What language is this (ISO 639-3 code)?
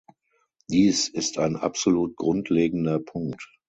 deu